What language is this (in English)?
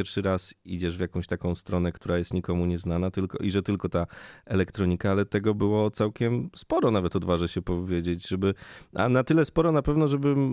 Polish